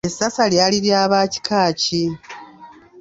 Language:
Ganda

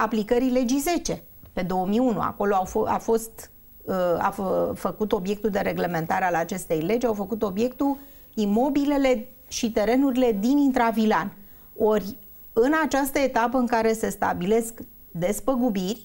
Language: Romanian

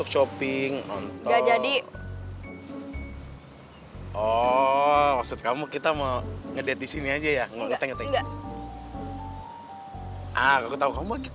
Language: Indonesian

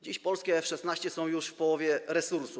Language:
Polish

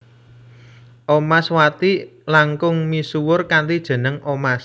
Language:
Javanese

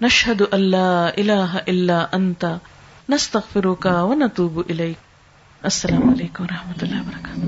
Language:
Urdu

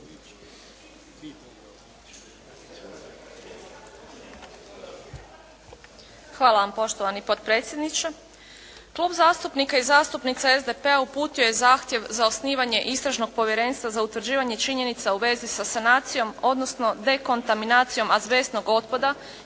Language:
Croatian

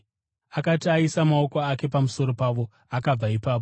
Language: Shona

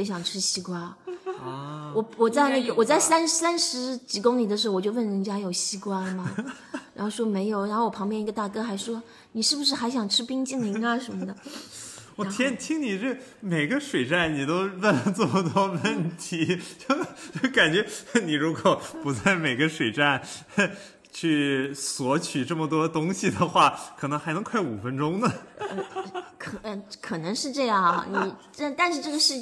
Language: Chinese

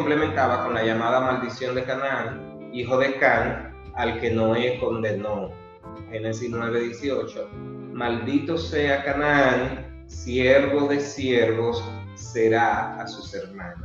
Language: Spanish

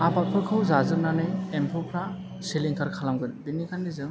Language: Bodo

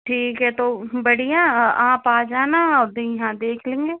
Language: Hindi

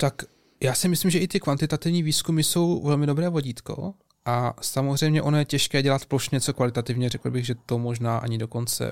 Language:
Czech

